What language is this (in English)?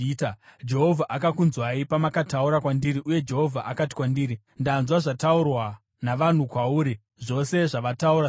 Shona